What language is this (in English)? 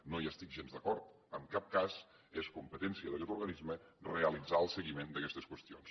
Catalan